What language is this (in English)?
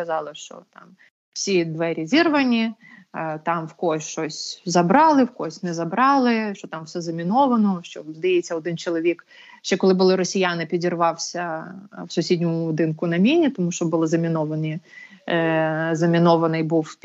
Ukrainian